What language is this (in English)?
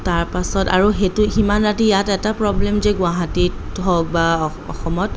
Assamese